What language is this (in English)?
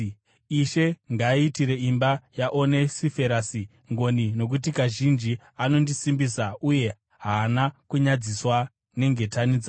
Shona